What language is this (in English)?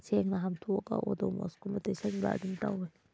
Manipuri